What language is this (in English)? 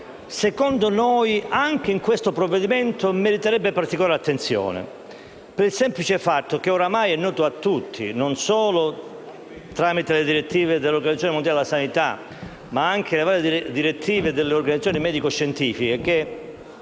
Italian